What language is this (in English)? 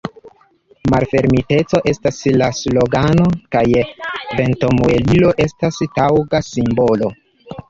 Esperanto